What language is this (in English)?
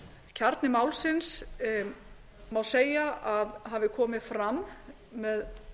Icelandic